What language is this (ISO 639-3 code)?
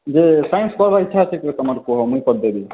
ori